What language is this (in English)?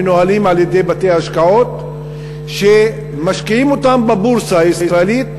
Hebrew